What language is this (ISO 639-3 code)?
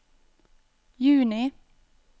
nor